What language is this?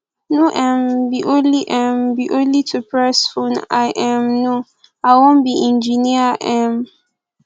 Nigerian Pidgin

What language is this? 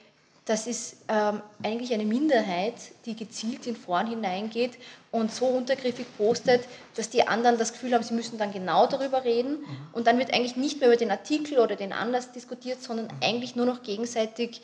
German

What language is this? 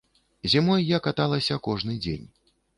Belarusian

